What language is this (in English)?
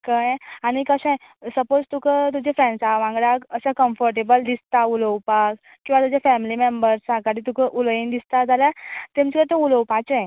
Konkani